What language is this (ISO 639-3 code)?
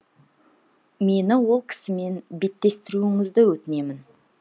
kaz